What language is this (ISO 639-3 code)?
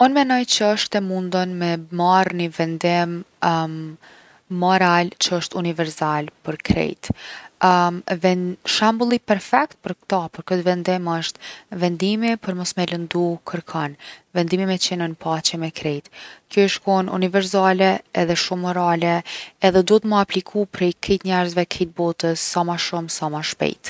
aln